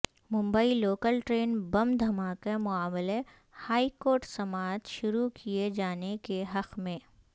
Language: Urdu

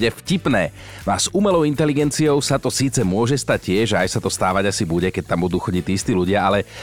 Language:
Slovak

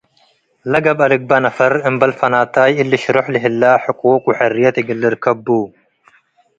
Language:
Tigre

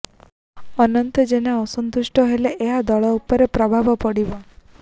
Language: Odia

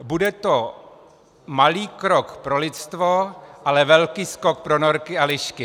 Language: Czech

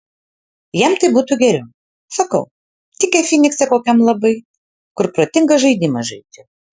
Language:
Lithuanian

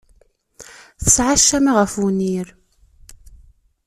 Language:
Kabyle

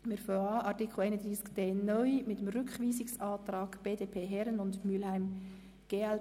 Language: Swiss German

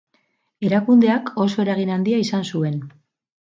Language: Basque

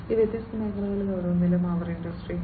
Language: Malayalam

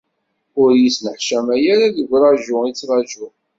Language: Kabyle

